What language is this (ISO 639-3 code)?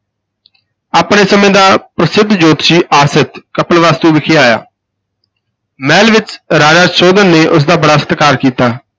pan